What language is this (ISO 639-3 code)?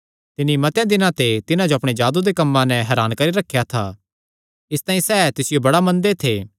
xnr